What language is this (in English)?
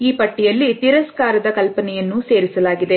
Kannada